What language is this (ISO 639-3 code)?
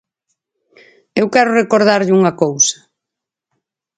glg